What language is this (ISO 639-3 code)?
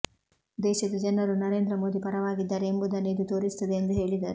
kan